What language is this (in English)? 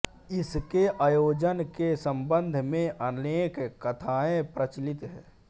Hindi